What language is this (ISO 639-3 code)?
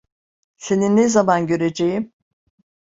tur